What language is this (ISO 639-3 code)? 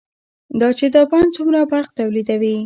pus